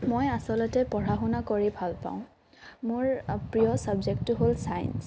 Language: Assamese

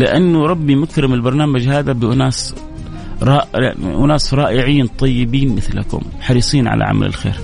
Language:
Arabic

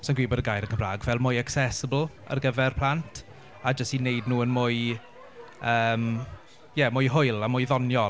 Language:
Welsh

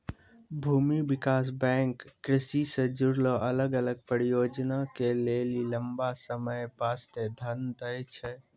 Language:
Maithili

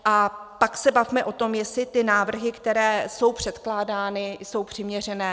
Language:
Czech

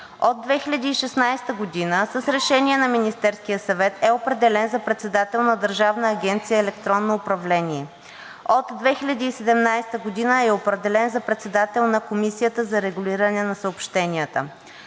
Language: Bulgarian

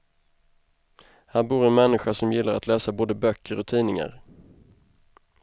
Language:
Swedish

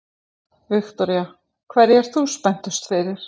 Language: Icelandic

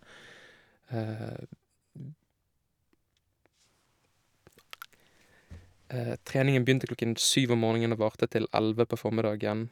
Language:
Norwegian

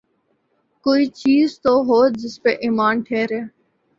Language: Urdu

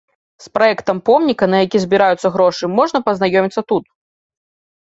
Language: Belarusian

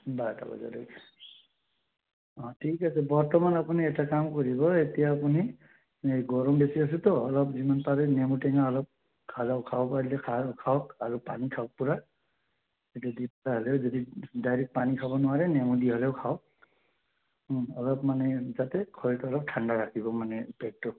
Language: Assamese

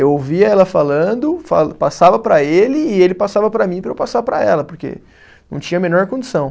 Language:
Portuguese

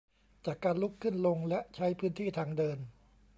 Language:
Thai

